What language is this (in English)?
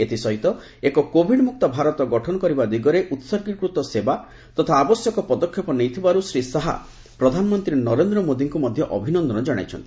Odia